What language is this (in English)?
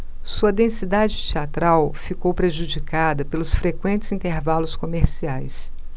Portuguese